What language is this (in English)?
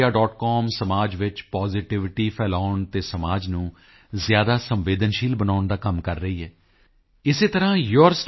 Punjabi